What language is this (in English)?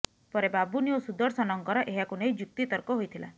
Odia